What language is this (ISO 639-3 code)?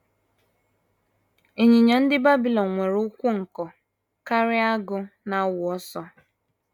ibo